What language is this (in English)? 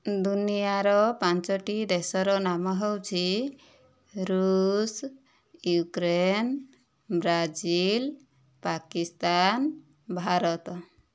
Odia